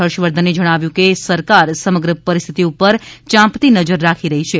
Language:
Gujarati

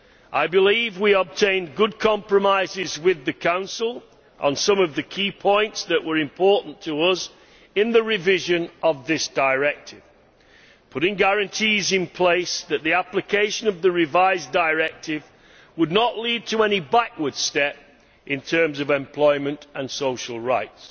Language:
English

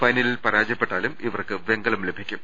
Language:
Malayalam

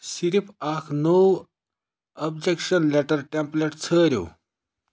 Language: Kashmiri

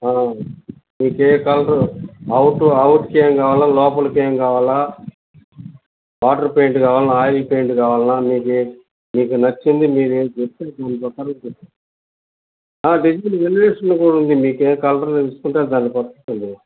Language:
Telugu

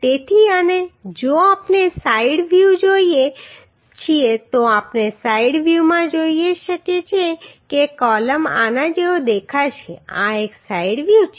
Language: Gujarati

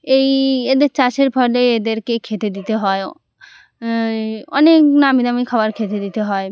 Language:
Bangla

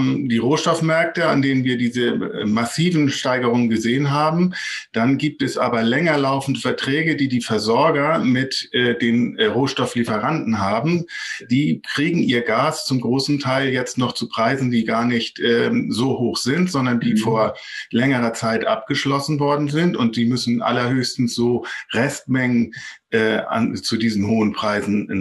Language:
German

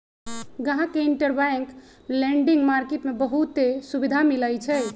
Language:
Magahi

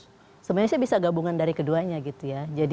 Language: Indonesian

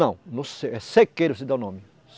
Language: Portuguese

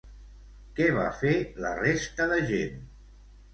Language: Catalan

